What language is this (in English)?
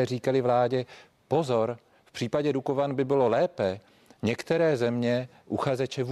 Czech